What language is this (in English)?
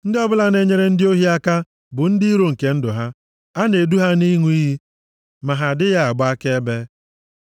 Igbo